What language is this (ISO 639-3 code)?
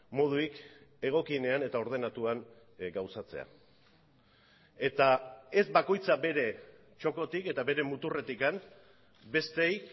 eus